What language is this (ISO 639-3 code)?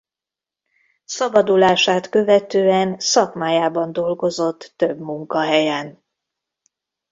hun